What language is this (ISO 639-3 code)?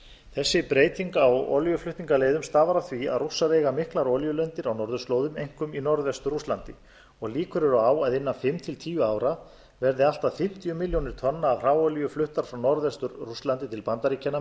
isl